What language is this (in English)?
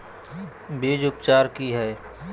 Magahi